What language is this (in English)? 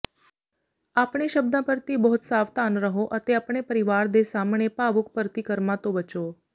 Punjabi